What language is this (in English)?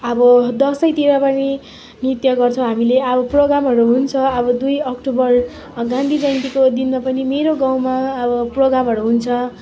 Nepali